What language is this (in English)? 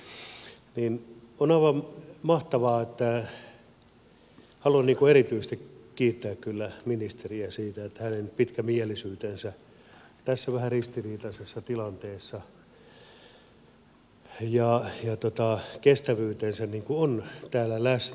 Finnish